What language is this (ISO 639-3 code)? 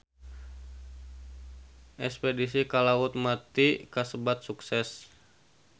sun